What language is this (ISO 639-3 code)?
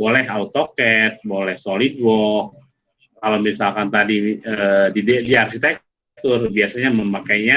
ind